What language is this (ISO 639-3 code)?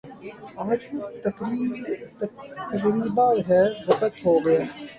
urd